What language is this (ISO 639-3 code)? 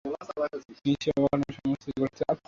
ben